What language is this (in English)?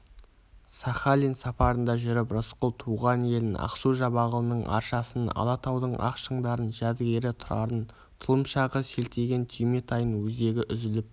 Kazakh